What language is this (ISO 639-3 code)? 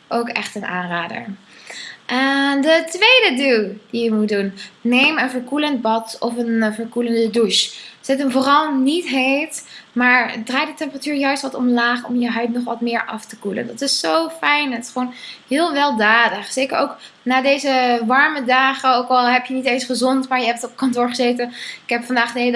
nld